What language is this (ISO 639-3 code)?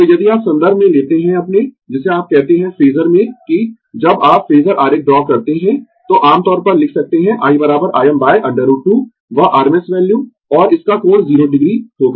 hin